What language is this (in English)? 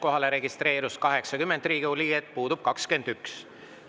Estonian